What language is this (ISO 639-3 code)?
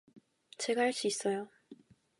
kor